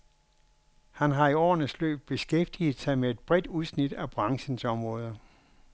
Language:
Danish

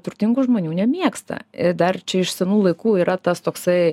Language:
Lithuanian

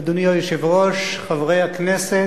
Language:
Hebrew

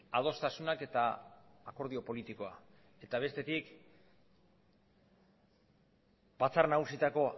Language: Basque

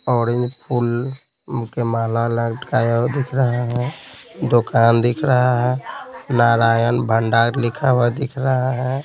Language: Hindi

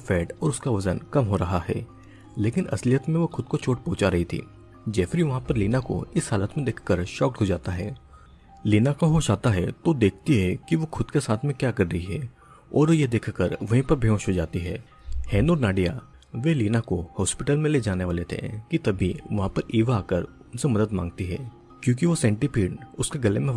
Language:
Hindi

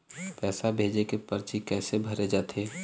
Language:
Chhattisgarhi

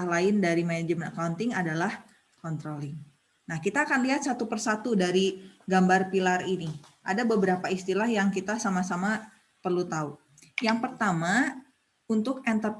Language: Indonesian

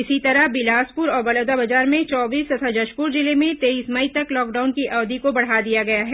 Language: Hindi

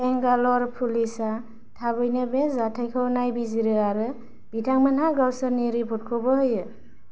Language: Bodo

